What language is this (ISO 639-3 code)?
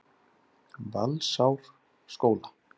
isl